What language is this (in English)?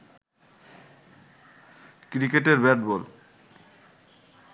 Bangla